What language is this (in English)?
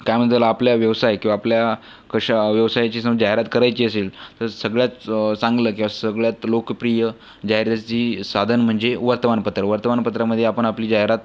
Marathi